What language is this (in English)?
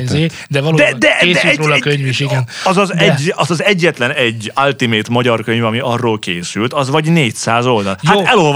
Hungarian